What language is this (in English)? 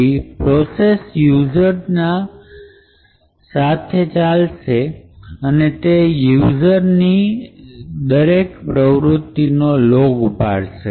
Gujarati